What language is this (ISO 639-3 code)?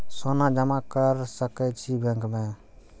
mai